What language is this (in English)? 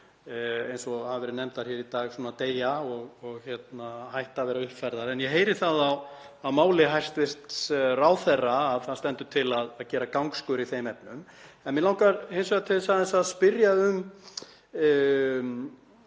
Icelandic